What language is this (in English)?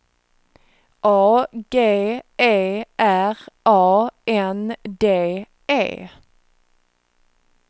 Swedish